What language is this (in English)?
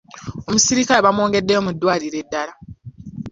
Ganda